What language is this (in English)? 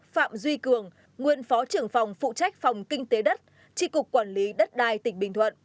Vietnamese